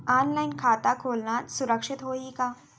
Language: Chhattisgarhi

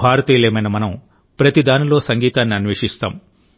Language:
Telugu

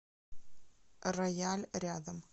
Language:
Russian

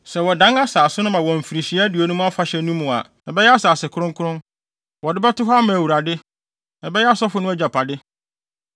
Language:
Akan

